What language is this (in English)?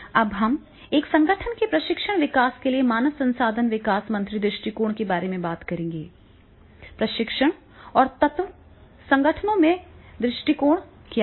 Hindi